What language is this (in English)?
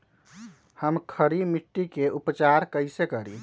Magahi